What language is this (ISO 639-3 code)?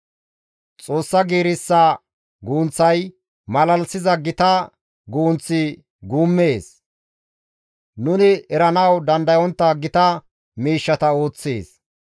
gmv